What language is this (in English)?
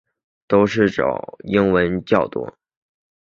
Chinese